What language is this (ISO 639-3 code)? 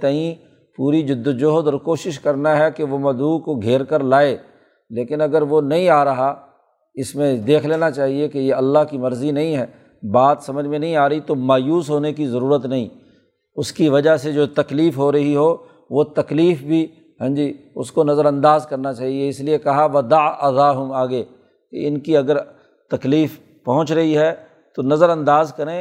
urd